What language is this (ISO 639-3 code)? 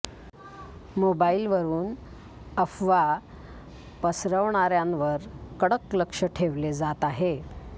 mar